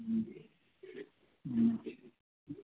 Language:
Urdu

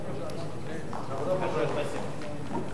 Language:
Hebrew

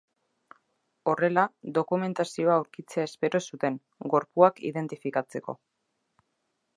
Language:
Basque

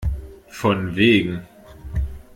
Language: German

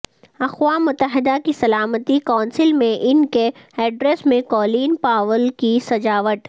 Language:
Urdu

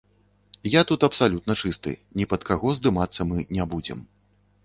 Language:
Belarusian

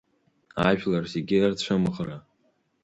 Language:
Abkhazian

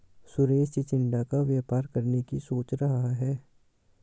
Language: Hindi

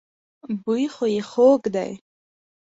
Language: Pashto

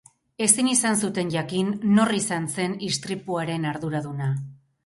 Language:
Basque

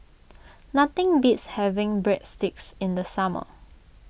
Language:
English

